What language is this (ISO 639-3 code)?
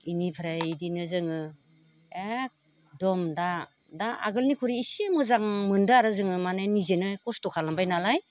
brx